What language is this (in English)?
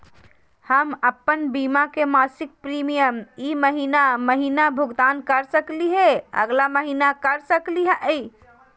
Magahi